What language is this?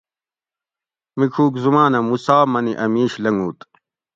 Gawri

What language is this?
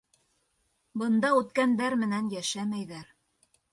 Bashkir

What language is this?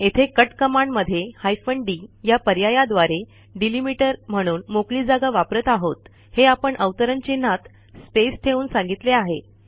Marathi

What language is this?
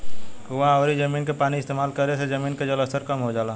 Bhojpuri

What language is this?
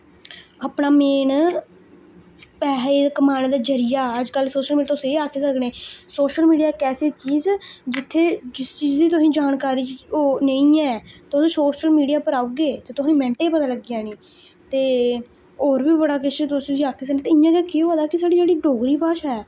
Dogri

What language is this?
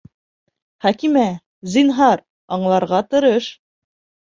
Bashkir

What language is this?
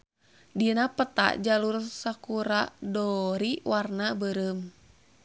Sundanese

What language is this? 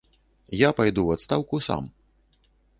Belarusian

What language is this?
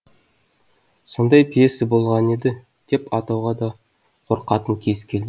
Kazakh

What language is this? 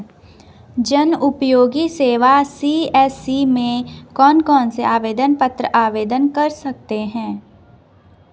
Hindi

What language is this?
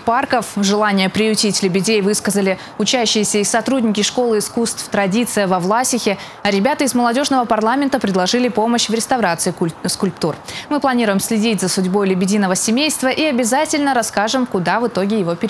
Russian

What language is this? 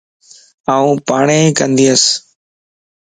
Lasi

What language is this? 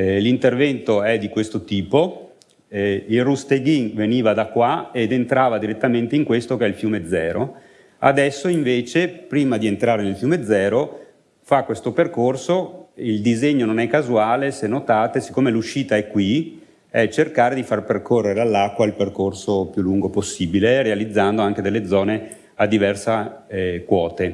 Italian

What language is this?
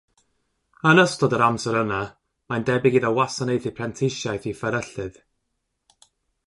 Welsh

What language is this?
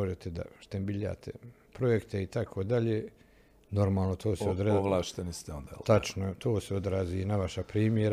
Croatian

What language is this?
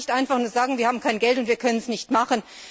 German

